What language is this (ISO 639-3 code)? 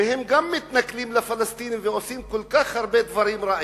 heb